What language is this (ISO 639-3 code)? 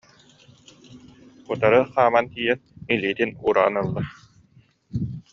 sah